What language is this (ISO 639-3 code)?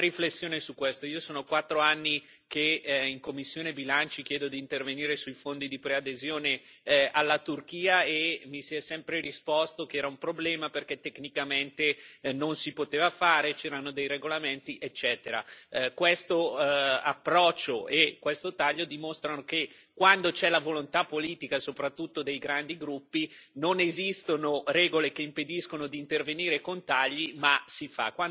ita